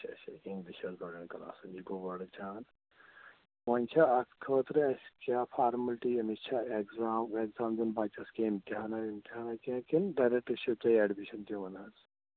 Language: Kashmiri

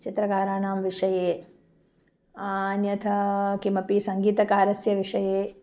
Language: Sanskrit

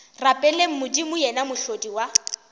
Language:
Northern Sotho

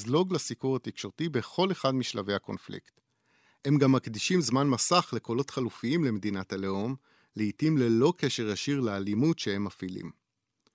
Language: Hebrew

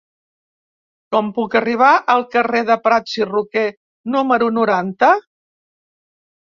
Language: Catalan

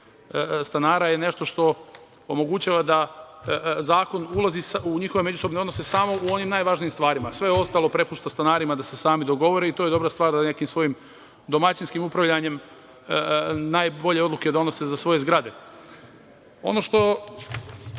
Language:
Serbian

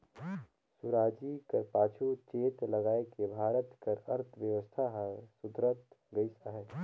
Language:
Chhattisgarhi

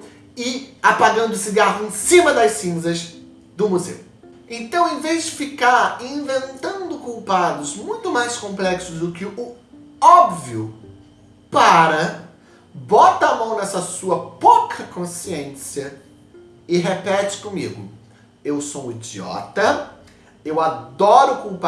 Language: Portuguese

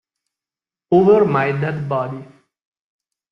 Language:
Italian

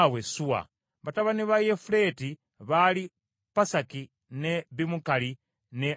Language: Ganda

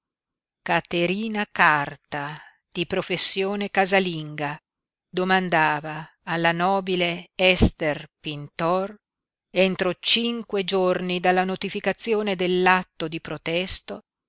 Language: Italian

